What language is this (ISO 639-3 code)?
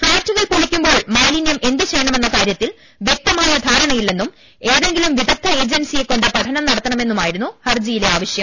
mal